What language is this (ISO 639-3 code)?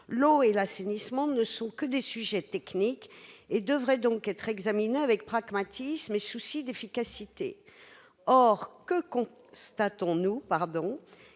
fra